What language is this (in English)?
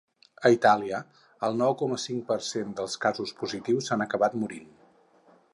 Catalan